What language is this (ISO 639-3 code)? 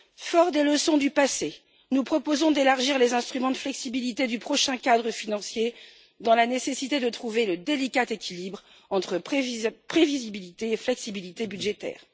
fra